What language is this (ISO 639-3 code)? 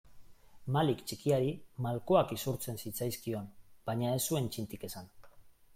eus